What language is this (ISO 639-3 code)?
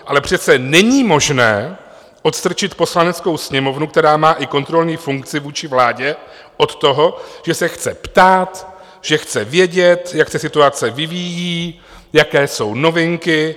ces